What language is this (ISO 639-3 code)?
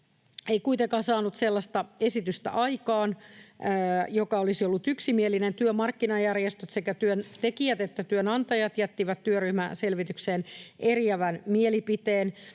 fin